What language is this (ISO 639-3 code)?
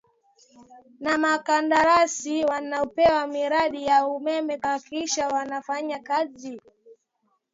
swa